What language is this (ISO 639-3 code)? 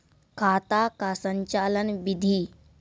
mai